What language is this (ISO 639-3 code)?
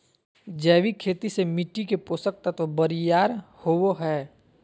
mag